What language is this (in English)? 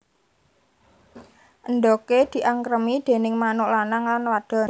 Javanese